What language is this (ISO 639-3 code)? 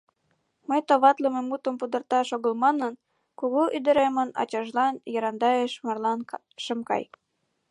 chm